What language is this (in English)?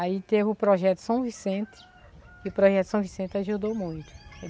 Portuguese